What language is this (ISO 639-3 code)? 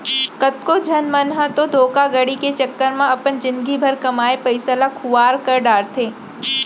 hne